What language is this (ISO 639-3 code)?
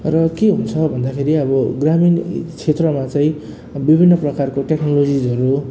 nep